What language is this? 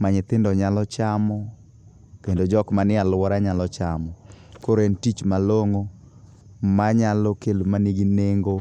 Luo (Kenya and Tanzania)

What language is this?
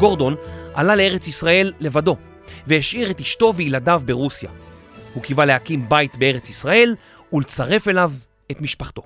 Hebrew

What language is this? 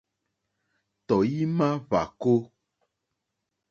Mokpwe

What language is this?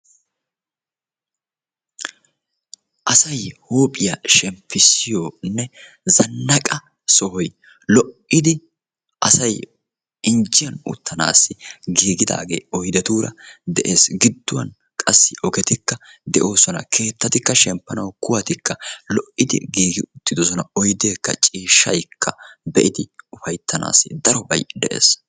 Wolaytta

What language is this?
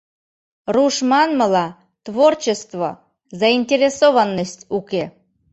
Mari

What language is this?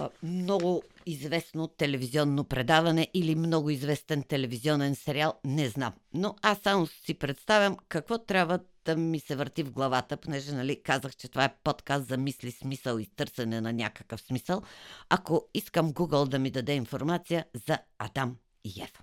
Bulgarian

